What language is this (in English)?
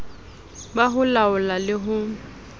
Southern Sotho